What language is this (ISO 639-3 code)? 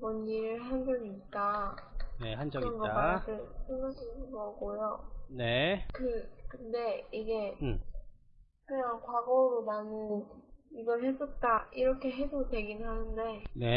kor